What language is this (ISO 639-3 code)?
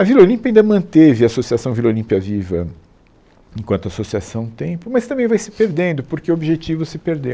por